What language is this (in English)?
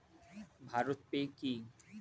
Bangla